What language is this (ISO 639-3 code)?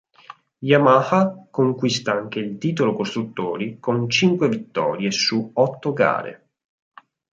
ita